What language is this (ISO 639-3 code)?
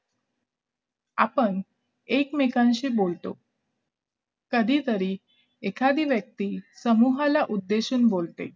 mar